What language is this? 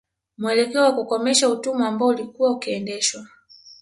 Swahili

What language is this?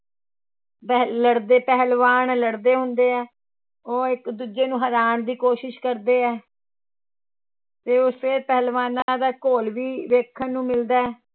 Punjabi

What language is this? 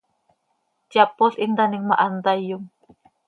Seri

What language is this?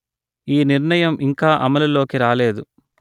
Telugu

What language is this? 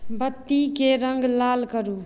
Maithili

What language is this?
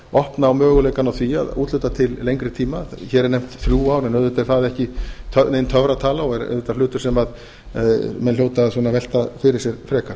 Icelandic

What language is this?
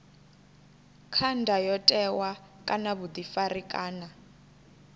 Venda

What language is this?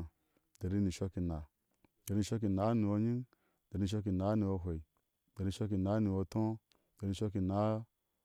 Ashe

